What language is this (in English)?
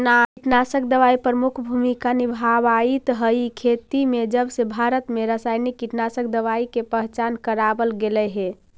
Magahi